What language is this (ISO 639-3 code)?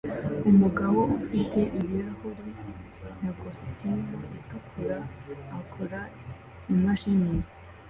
kin